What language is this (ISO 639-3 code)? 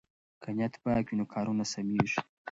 pus